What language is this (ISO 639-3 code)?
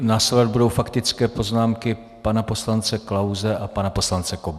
ces